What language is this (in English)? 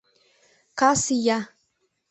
Mari